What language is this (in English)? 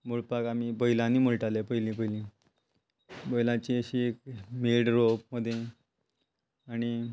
Konkani